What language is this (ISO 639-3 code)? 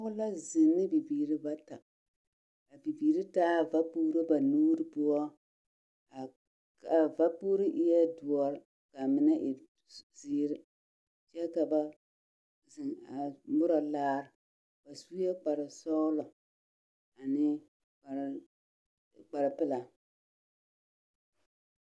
dga